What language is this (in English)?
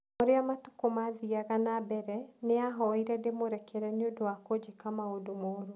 Kikuyu